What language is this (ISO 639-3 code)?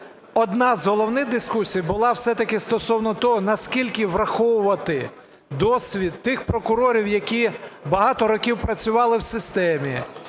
ukr